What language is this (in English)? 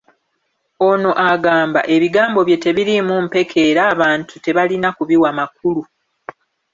Ganda